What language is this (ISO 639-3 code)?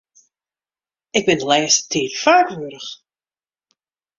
fry